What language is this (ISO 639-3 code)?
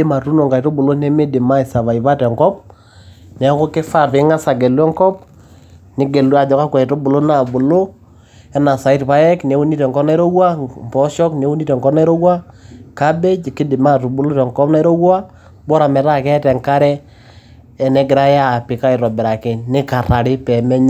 mas